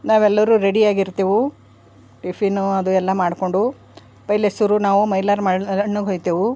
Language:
Kannada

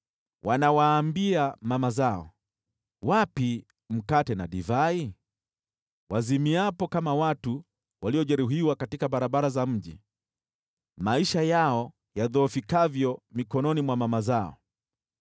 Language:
Swahili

